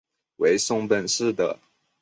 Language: Chinese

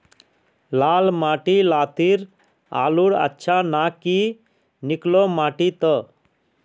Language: Magahi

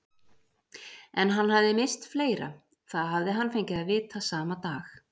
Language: Icelandic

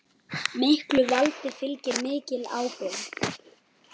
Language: Icelandic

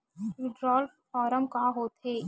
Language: Chhattisgarhi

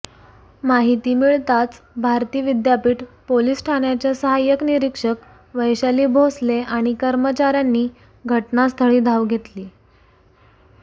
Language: Marathi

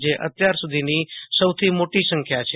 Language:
Gujarati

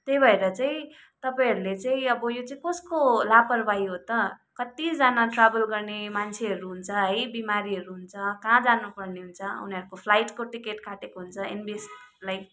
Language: Nepali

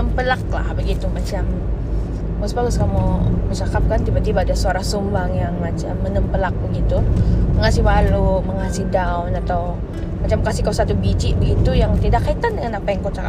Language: Malay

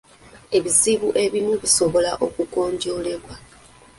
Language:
Ganda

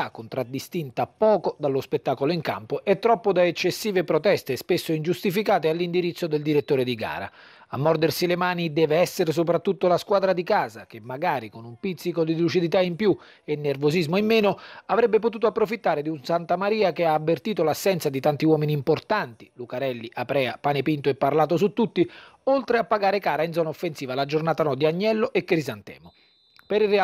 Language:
Italian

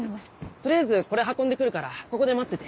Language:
Japanese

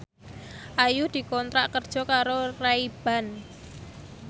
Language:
Javanese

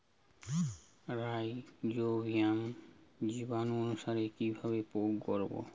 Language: Bangla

